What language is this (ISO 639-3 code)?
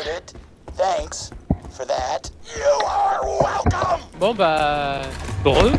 fra